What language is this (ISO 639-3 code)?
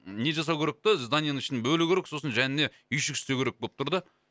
kaz